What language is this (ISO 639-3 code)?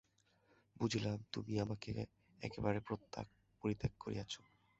ben